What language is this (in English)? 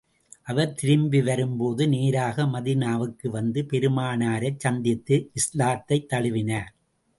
Tamil